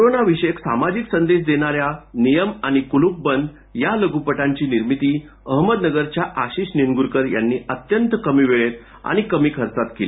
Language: Marathi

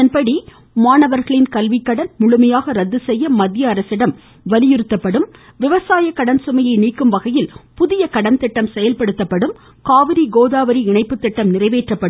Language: Tamil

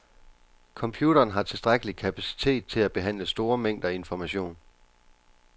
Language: Danish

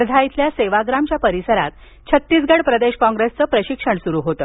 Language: Marathi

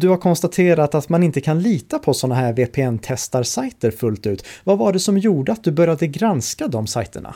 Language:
Swedish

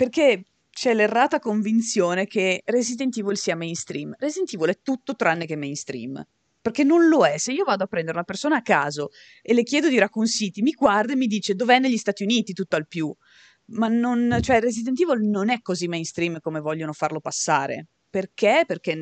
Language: Italian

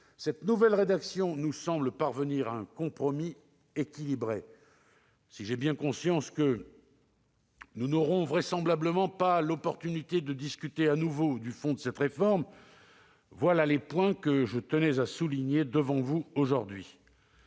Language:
French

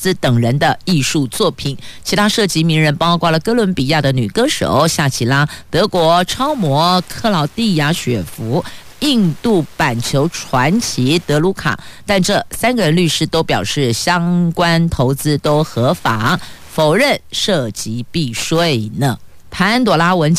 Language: Chinese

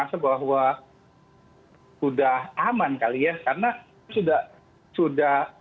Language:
Indonesian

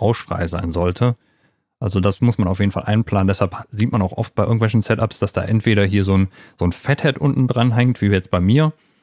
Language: German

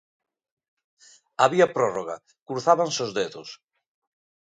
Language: Galician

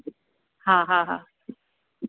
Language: Sindhi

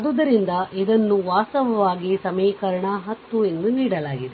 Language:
Kannada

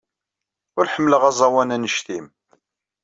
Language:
Kabyle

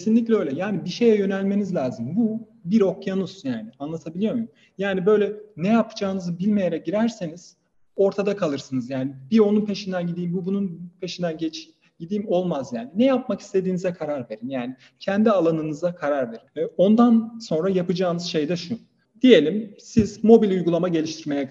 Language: Turkish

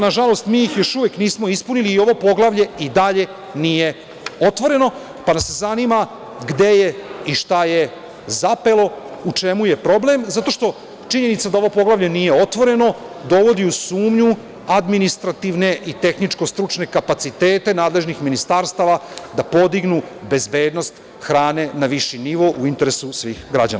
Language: Serbian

